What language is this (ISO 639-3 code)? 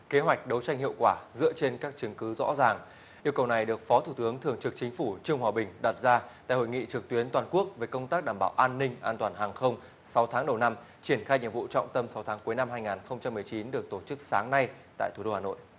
vie